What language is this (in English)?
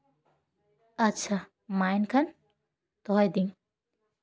Santali